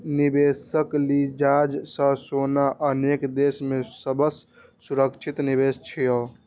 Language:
Maithili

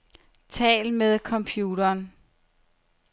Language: Danish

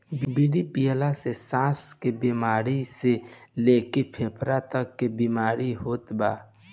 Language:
Bhojpuri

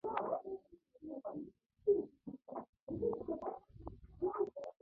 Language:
Mongolian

